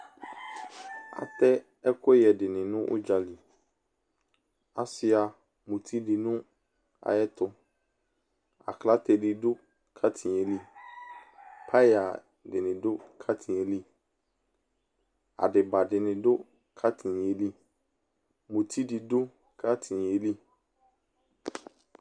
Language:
Ikposo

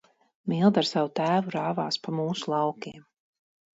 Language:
Latvian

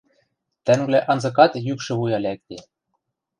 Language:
Western Mari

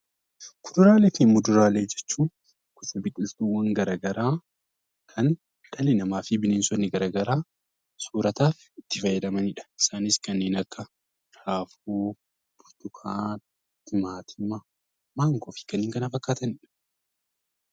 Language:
Oromo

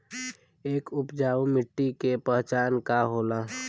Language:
Bhojpuri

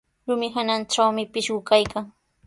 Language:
Sihuas Ancash Quechua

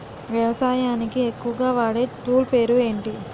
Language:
Telugu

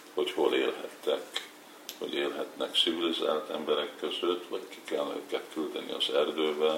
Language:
Hungarian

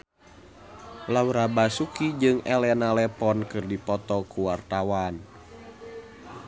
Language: Sundanese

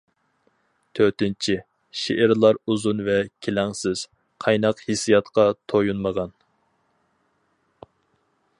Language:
Uyghur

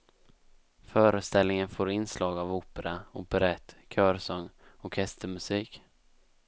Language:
Swedish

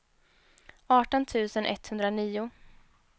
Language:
Swedish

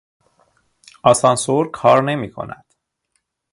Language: Persian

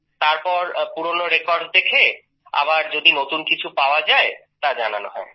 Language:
Bangla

